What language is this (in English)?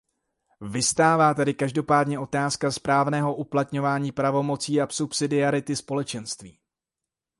Czech